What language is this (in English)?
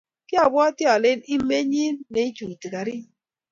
Kalenjin